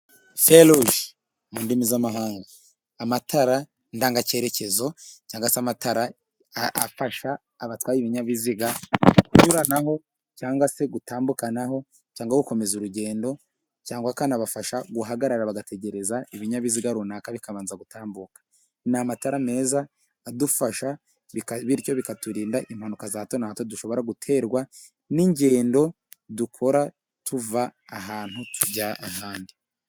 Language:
Kinyarwanda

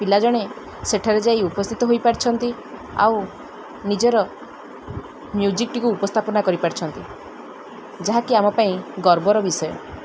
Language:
Odia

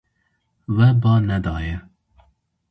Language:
Kurdish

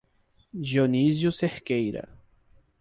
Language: Portuguese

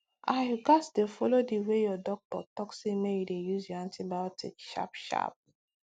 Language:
Nigerian Pidgin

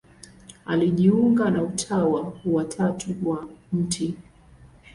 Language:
Swahili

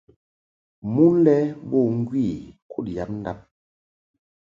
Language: Mungaka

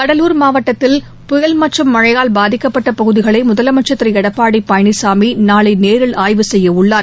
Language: Tamil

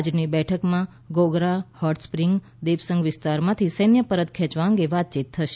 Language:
Gujarati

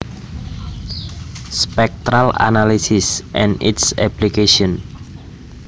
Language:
Javanese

